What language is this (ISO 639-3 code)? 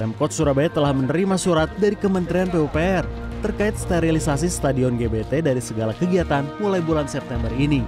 ind